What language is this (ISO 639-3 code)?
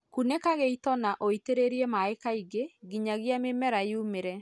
kik